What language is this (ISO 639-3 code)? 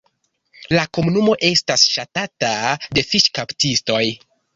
epo